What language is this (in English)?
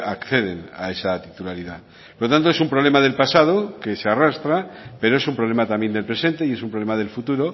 Spanish